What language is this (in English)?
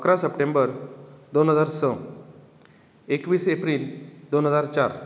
Konkani